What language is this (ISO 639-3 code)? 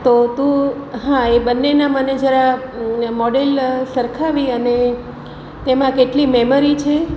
guj